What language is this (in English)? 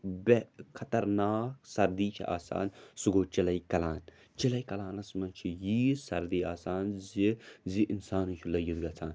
Kashmiri